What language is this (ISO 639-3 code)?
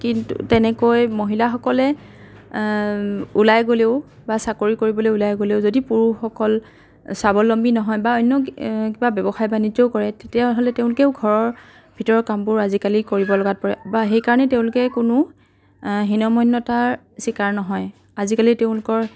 asm